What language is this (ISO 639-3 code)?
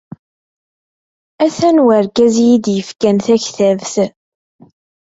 kab